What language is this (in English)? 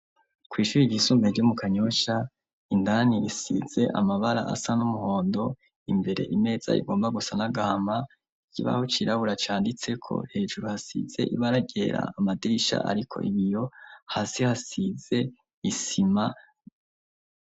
Rundi